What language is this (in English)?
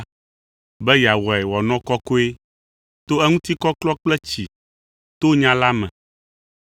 Ewe